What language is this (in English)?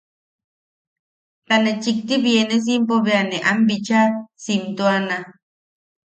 Yaqui